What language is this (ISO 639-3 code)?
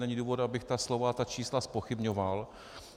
ces